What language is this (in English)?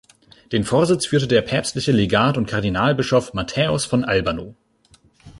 German